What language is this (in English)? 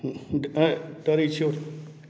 Maithili